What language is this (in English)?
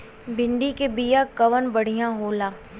Bhojpuri